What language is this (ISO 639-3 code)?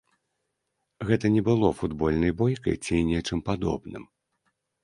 bel